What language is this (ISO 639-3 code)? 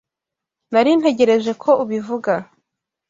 kin